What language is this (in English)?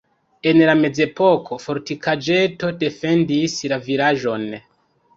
Esperanto